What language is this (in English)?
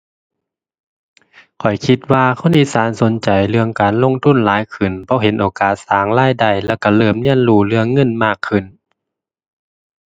Thai